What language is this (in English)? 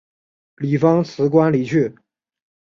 Chinese